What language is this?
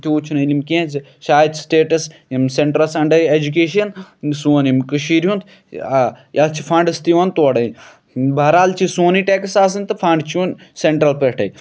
Kashmiri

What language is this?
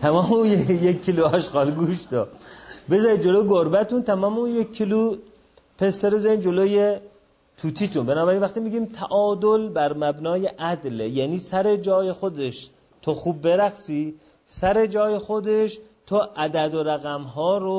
Persian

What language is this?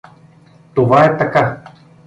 Bulgarian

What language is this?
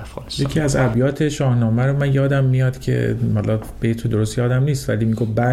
Persian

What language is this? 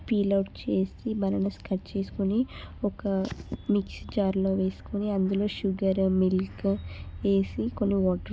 Telugu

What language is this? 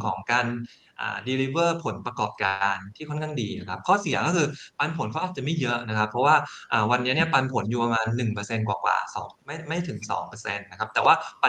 Thai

